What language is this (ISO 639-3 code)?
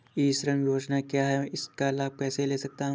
hin